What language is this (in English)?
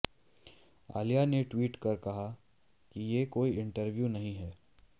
Hindi